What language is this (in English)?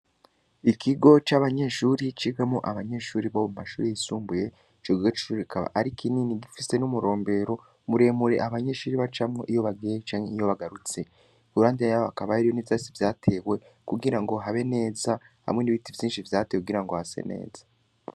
Rundi